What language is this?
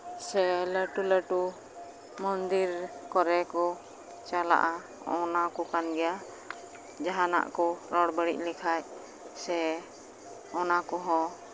Santali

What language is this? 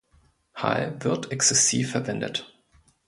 German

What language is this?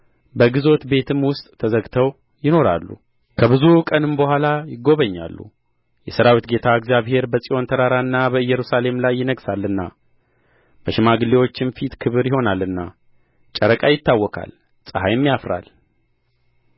Amharic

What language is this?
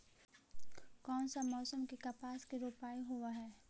Magahi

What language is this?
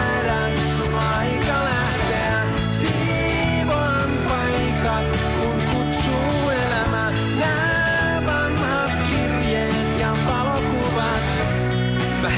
Finnish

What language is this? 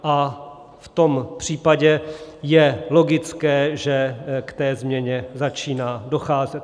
Czech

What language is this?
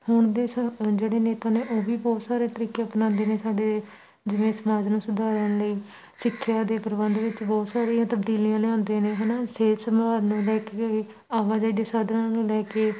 Punjabi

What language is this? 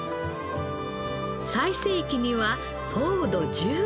Japanese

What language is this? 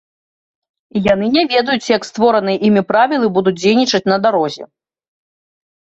Belarusian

